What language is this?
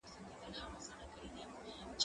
Pashto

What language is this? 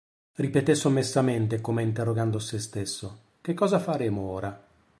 Italian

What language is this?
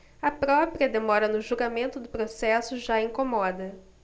Portuguese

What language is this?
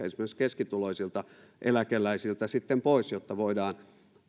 Finnish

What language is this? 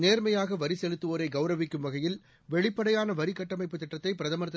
Tamil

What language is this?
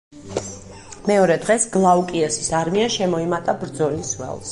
Georgian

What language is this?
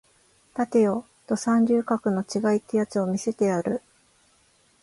Japanese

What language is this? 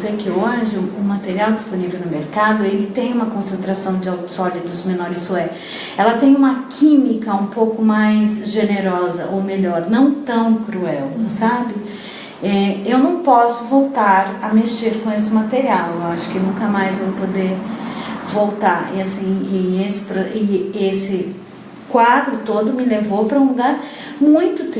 Portuguese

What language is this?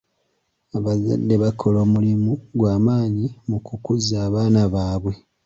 Ganda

